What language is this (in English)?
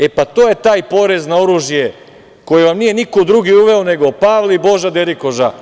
Serbian